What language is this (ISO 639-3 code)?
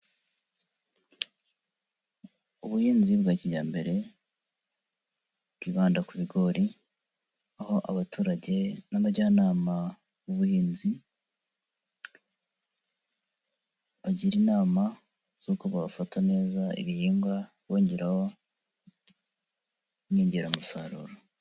kin